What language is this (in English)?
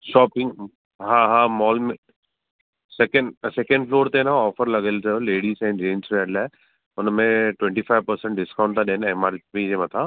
Sindhi